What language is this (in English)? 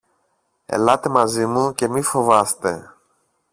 Greek